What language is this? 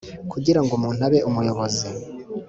Kinyarwanda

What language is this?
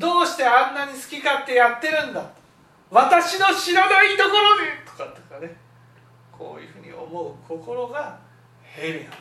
Japanese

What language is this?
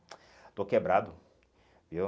Portuguese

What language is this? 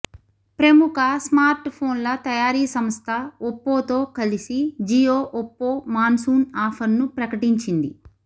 Telugu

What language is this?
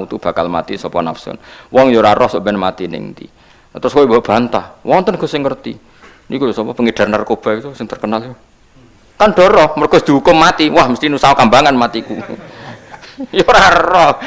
Indonesian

